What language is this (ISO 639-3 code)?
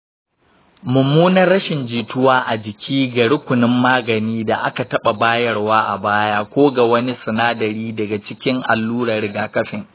hau